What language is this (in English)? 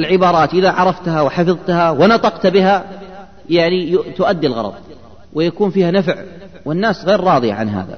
Arabic